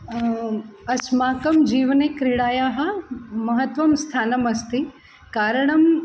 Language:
Sanskrit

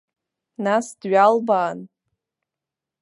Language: Abkhazian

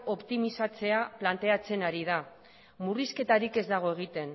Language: Basque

